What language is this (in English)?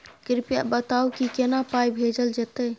Maithili